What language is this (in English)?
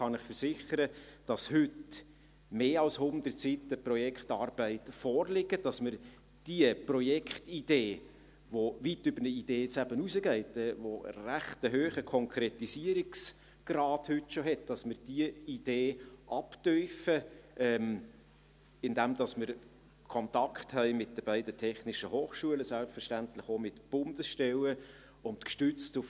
Swiss German